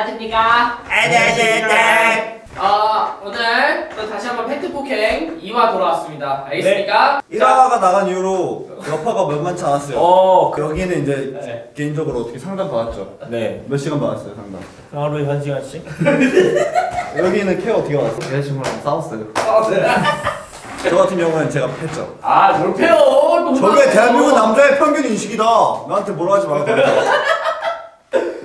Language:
Korean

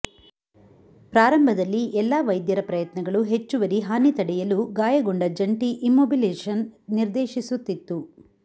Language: Kannada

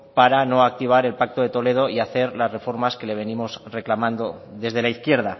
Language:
Spanish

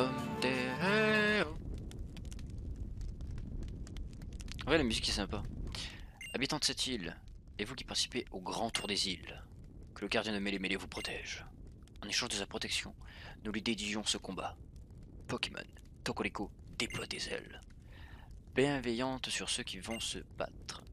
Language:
French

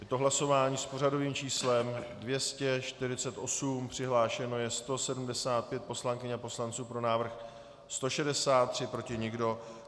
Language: Czech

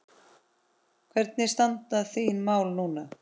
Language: Icelandic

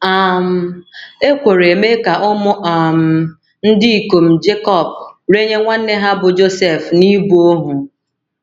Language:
Igbo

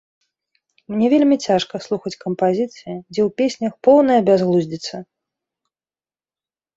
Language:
Belarusian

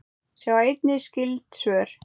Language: Icelandic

